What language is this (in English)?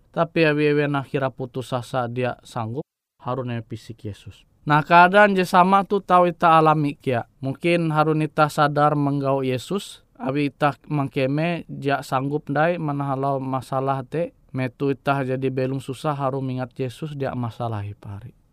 Indonesian